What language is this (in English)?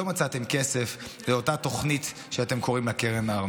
Hebrew